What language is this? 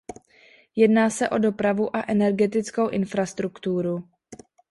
Czech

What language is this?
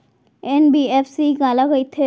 Chhattisgarhi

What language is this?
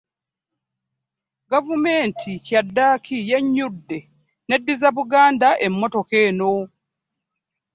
Ganda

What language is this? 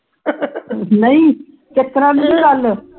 Punjabi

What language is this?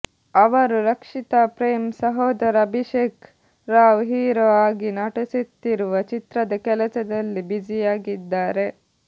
Kannada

